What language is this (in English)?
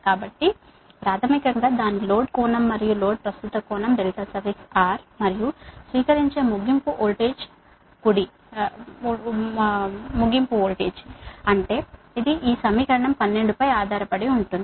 Telugu